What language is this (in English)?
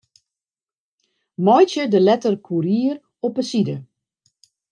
Western Frisian